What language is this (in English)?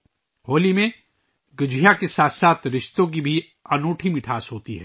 Urdu